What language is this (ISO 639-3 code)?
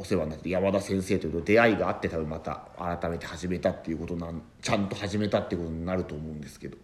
jpn